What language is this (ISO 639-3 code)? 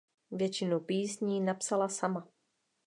ces